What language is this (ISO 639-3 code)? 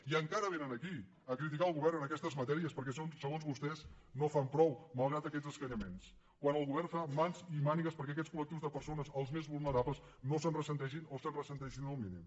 cat